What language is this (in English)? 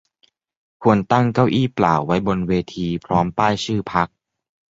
Thai